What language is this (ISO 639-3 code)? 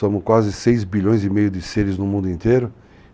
por